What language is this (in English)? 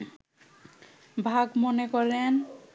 Bangla